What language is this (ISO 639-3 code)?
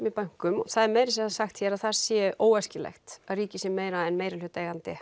isl